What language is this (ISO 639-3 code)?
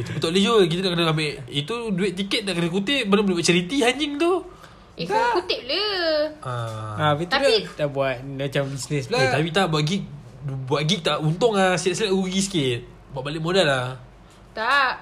msa